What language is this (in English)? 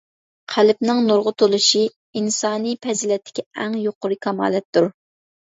Uyghur